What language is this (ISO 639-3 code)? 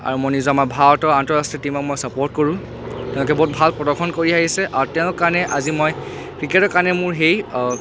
asm